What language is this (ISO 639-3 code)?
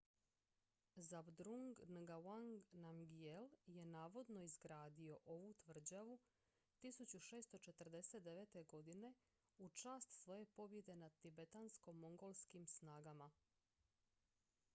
hrv